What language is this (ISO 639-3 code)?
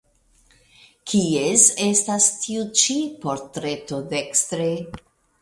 epo